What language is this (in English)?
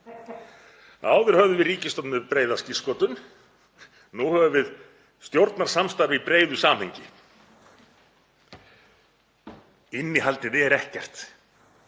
Icelandic